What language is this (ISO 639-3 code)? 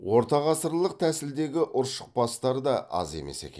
kaz